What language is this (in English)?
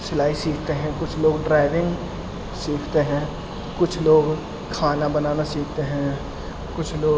Urdu